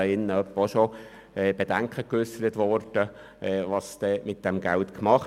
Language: Swiss German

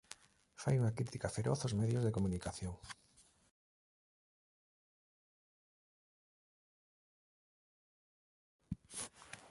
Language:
Galician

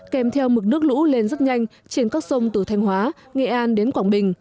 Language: Vietnamese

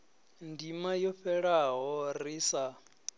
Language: Venda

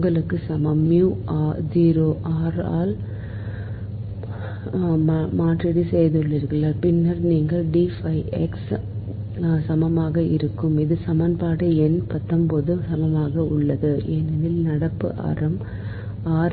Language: Tamil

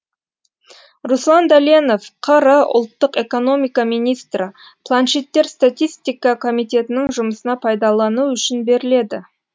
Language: Kazakh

